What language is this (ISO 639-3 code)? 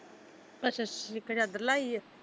pan